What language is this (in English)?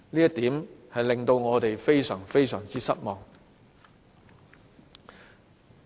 Cantonese